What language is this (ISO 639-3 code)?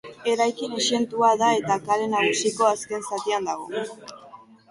eus